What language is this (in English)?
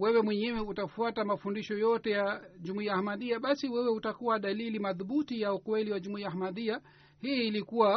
Swahili